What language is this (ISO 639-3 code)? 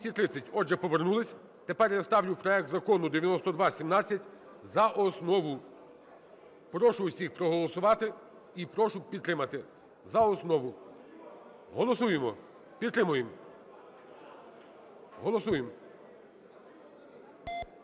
ukr